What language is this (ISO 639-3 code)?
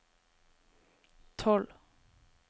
nor